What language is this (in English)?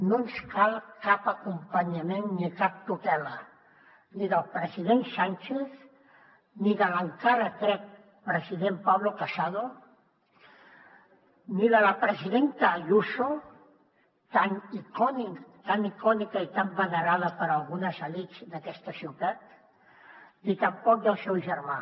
Catalan